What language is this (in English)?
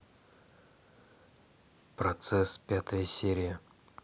Russian